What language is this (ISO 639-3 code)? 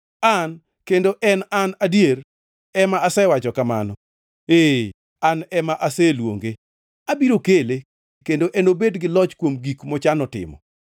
luo